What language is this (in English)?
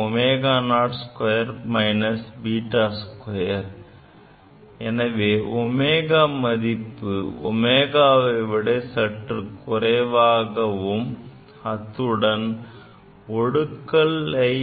Tamil